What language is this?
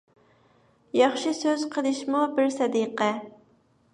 Uyghur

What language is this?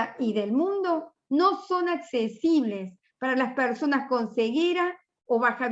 Spanish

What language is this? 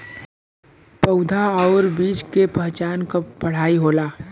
Bhojpuri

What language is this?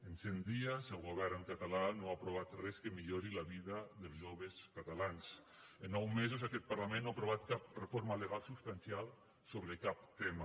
Catalan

